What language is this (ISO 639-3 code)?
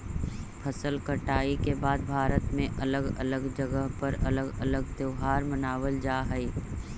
mag